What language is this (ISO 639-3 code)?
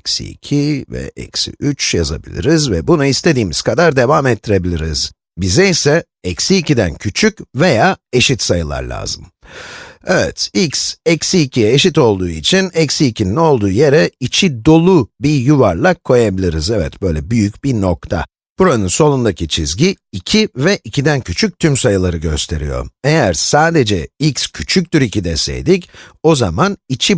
tur